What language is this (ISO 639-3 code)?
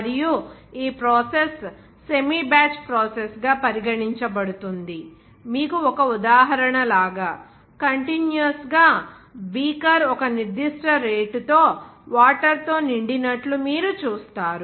tel